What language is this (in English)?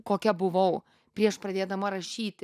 Lithuanian